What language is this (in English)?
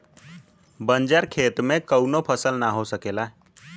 Bhojpuri